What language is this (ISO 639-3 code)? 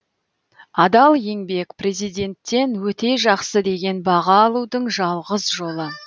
kaz